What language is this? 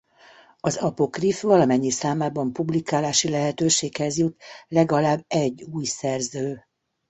Hungarian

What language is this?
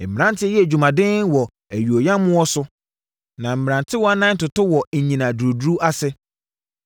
Akan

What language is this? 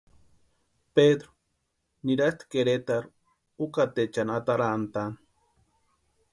Western Highland Purepecha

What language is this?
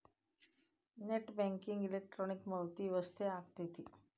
Kannada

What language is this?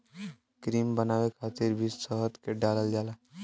Bhojpuri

